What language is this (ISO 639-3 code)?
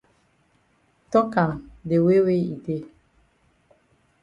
wes